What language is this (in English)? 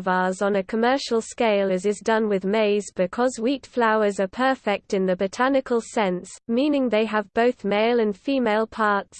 English